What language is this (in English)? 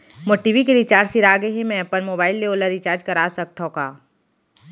Chhattisgarhi